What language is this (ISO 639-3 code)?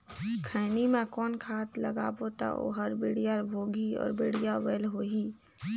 hne